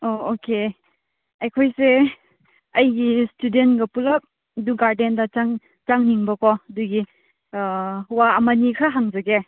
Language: Manipuri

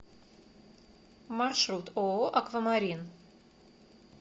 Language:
Russian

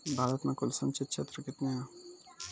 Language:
Maithili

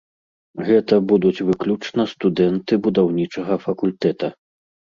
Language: Belarusian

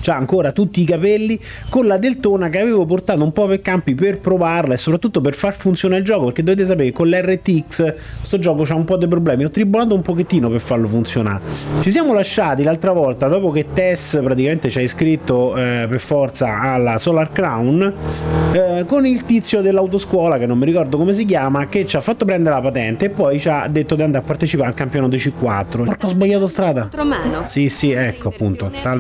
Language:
Italian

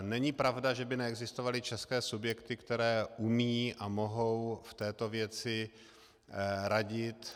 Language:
Czech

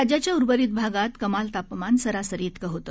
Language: Marathi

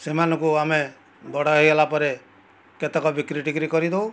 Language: Odia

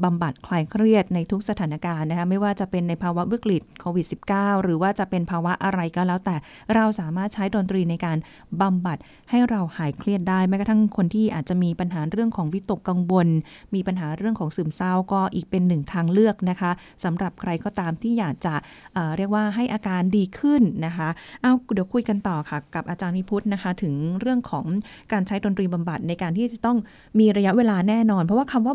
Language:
Thai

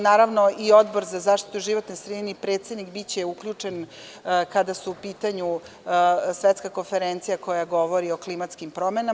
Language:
Serbian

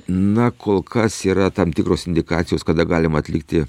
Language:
Lithuanian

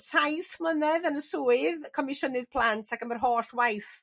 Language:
Welsh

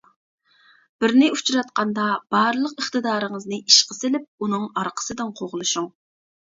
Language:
Uyghur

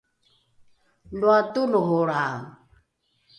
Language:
Rukai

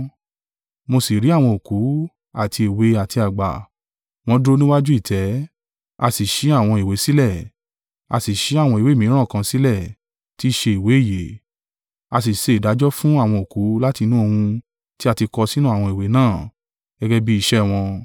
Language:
Yoruba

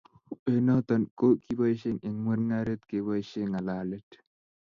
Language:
Kalenjin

